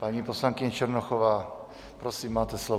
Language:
Czech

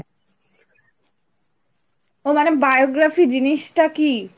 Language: Bangla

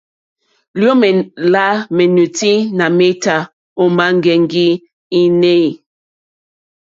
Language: Mokpwe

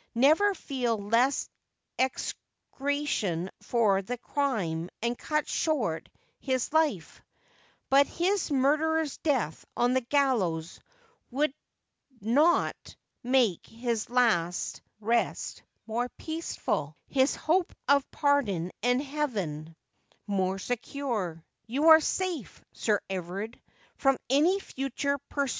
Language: English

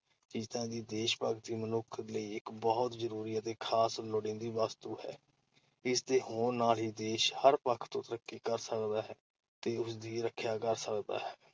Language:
Punjabi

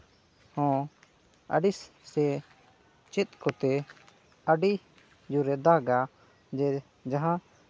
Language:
Santali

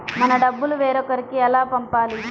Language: Telugu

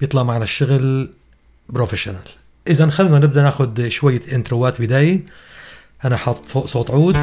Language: Arabic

